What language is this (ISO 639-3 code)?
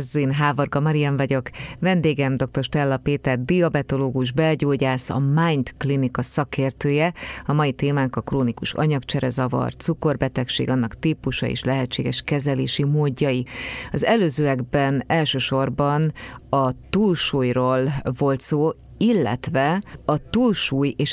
hun